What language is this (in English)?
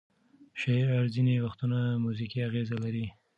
Pashto